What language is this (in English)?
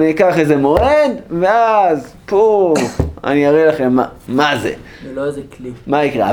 Hebrew